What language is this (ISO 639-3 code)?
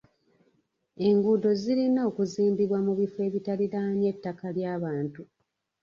lug